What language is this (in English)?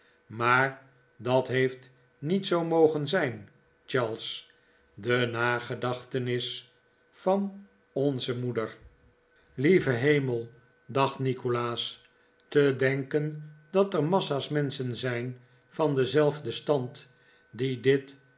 Dutch